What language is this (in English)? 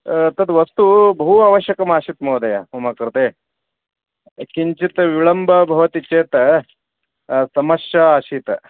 Sanskrit